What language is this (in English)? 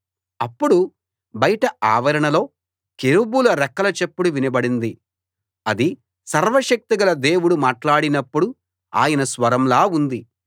Telugu